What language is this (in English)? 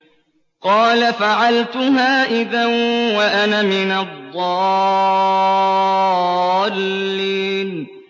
Arabic